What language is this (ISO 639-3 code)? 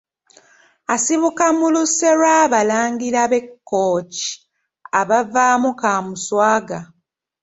lug